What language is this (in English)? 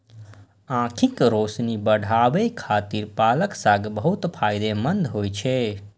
Maithili